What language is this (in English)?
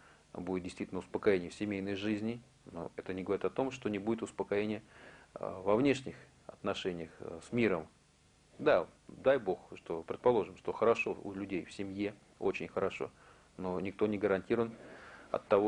Russian